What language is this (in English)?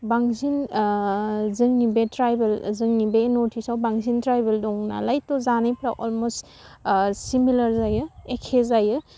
Bodo